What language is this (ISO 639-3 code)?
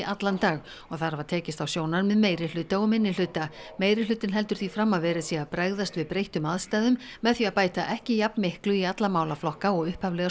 isl